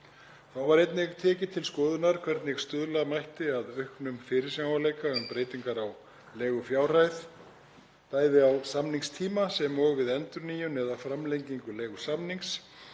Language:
Icelandic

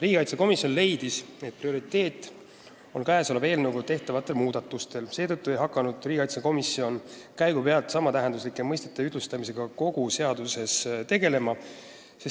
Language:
Estonian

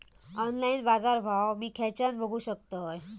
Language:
Marathi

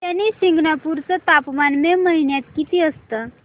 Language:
Marathi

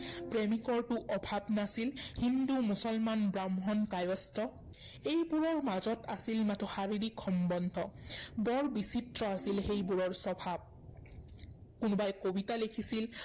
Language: Assamese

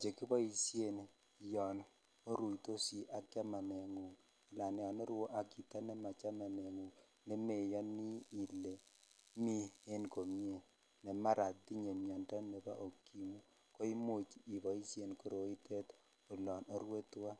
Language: Kalenjin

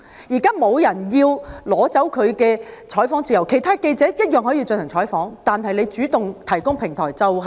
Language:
Cantonese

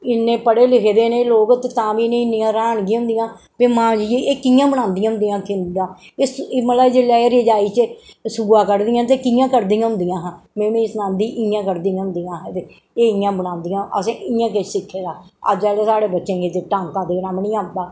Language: Dogri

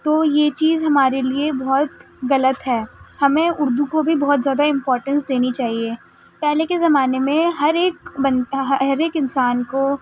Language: Urdu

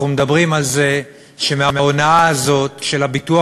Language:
Hebrew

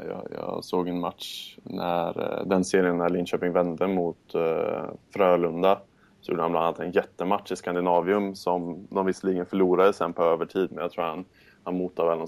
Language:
Swedish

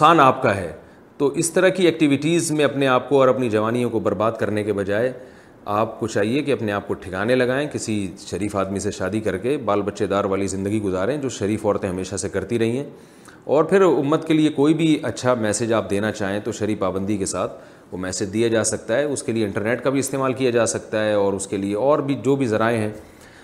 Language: Urdu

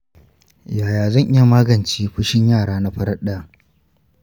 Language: Hausa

